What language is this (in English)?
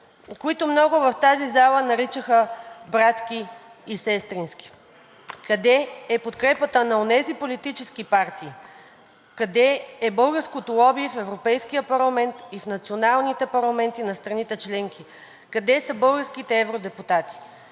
Bulgarian